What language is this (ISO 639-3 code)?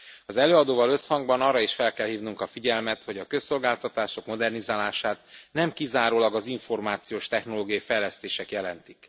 hun